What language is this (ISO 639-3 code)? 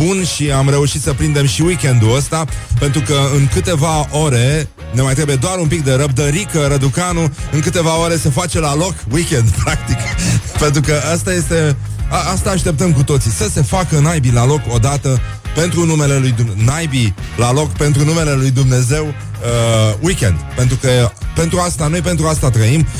ron